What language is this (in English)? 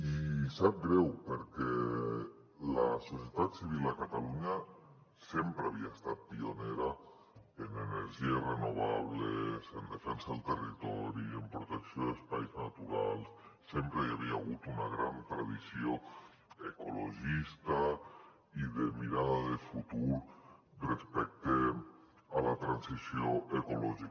Catalan